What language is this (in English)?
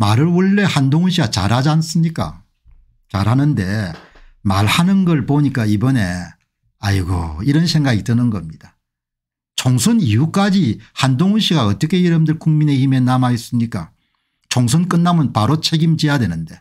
Korean